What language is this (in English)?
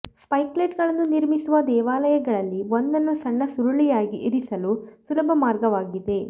Kannada